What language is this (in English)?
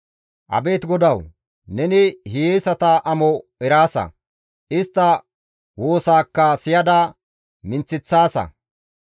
Gamo